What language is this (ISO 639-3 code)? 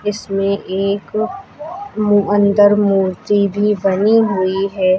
hin